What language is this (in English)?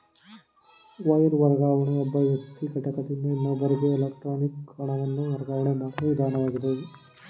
Kannada